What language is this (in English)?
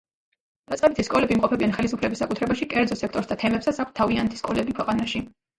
Georgian